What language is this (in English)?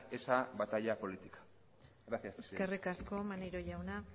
Basque